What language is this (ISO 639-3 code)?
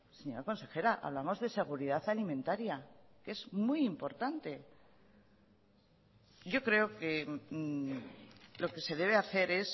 spa